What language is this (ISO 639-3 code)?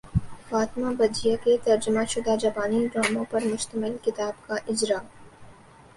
urd